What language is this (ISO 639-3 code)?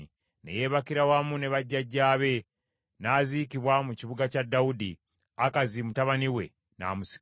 lug